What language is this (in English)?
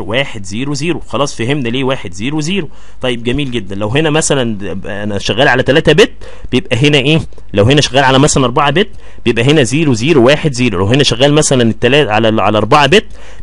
Arabic